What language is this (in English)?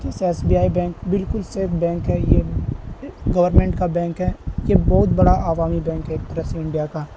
Urdu